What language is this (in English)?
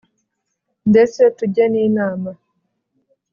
Kinyarwanda